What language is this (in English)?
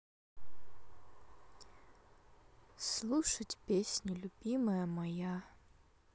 Russian